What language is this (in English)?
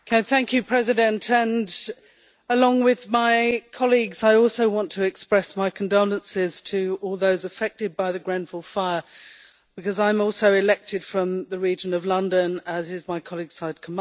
English